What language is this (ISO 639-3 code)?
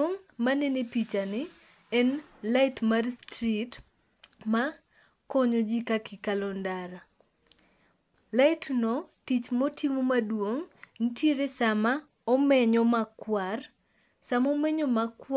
luo